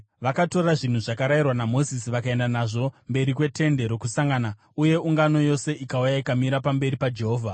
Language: Shona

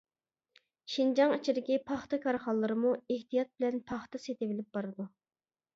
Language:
Uyghur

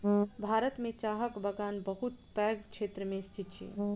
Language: Maithili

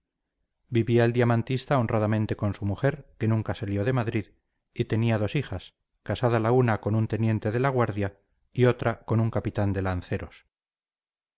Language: Spanish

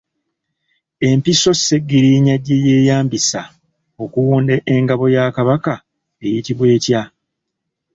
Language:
Ganda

